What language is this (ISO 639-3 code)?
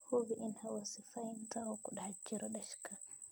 som